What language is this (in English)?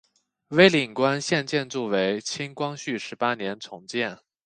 Chinese